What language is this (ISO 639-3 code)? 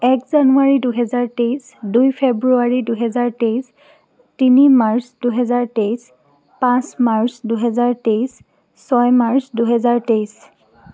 asm